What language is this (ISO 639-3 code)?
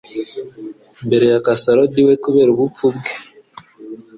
kin